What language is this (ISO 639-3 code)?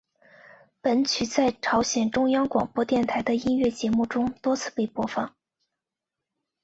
zho